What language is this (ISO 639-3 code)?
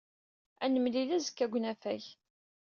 kab